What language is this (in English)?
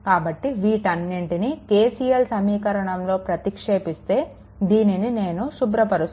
Telugu